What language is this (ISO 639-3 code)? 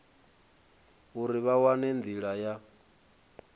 ven